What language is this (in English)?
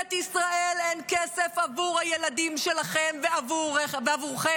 Hebrew